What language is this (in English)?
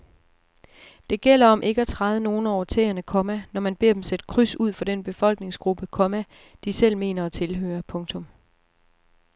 Danish